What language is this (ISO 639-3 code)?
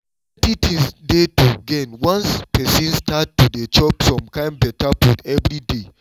pcm